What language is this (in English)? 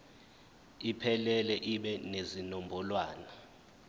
Zulu